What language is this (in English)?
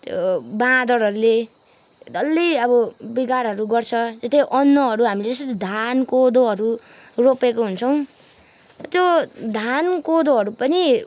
Nepali